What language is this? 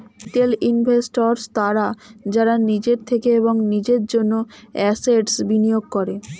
Bangla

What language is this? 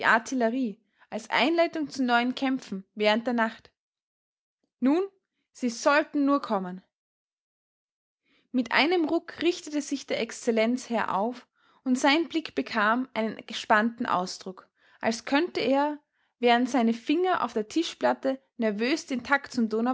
German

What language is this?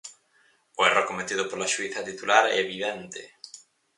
Galician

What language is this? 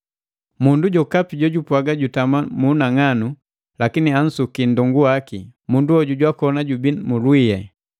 Matengo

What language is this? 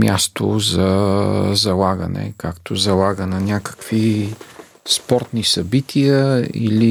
Bulgarian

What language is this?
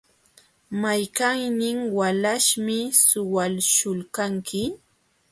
Jauja Wanca Quechua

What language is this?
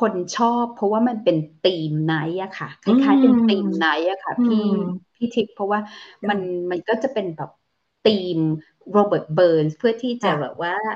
Thai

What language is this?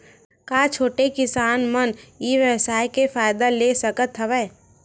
Chhattisgarhi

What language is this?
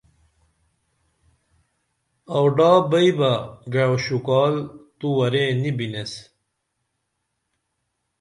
Dameli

